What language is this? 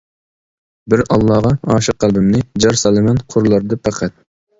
Uyghur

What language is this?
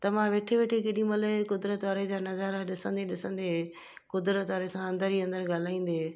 Sindhi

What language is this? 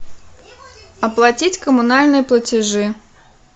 Russian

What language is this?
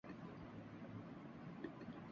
Urdu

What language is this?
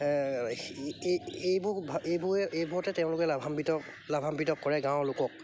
Assamese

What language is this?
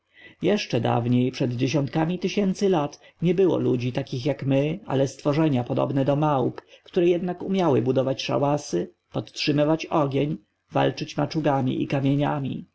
Polish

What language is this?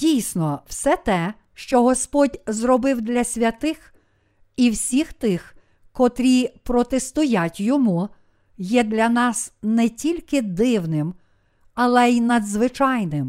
Ukrainian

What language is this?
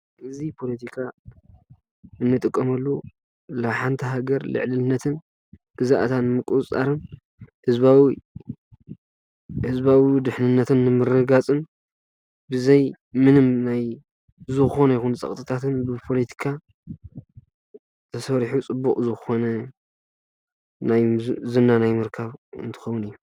Tigrinya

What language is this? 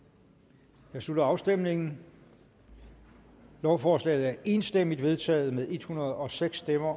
Danish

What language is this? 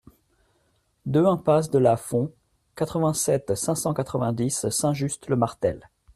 French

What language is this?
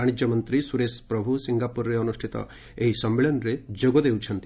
Odia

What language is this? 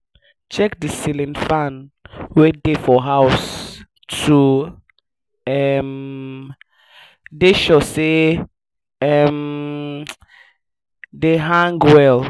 Nigerian Pidgin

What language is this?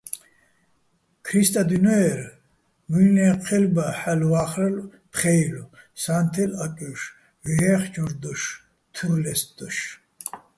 Bats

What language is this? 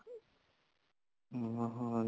Punjabi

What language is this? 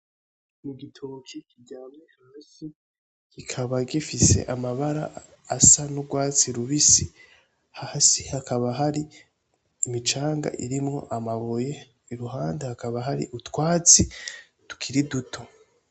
Rundi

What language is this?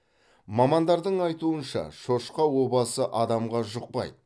Kazakh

